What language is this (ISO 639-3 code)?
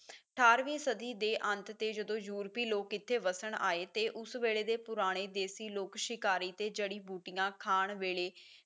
pan